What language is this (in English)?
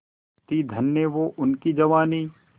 Hindi